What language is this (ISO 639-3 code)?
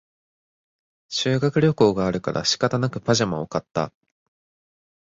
jpn